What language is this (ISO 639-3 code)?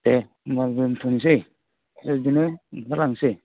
brx